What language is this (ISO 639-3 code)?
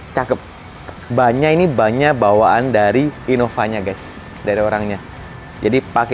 ind